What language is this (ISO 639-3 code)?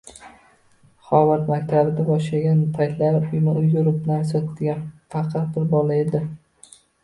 uzb